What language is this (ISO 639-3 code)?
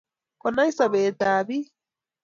kln